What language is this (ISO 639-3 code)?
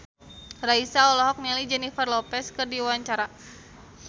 sun